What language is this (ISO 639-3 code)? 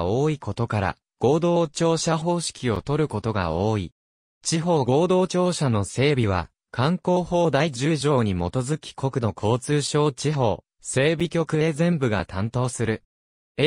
jpn